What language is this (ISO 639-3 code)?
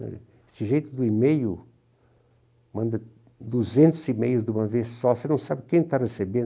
por